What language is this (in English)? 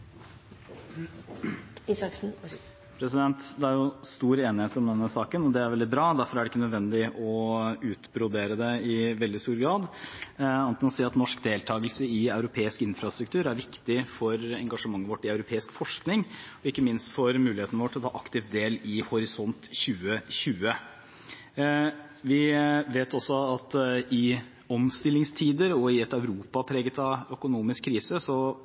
Norwegian Bokmål